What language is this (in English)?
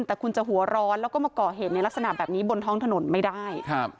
Thai